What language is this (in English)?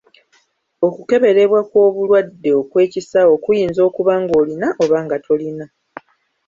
Ganda